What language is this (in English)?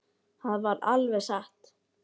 Icelandic